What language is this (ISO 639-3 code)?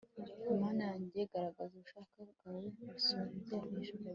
kin